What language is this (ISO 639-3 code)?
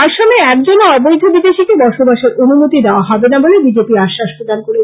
ben